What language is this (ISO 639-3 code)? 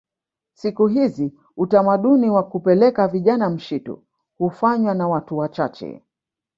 swa